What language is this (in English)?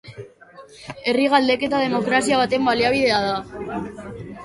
Basque